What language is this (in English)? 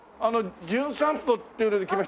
Japanese